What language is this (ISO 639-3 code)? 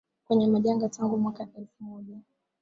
swa